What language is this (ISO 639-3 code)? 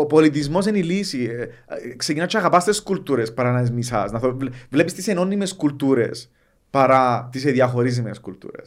ell